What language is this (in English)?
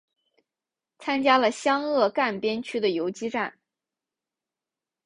Chinese